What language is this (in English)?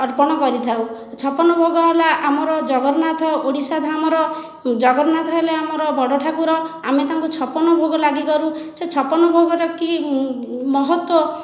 Odia